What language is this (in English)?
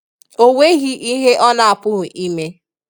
Igbo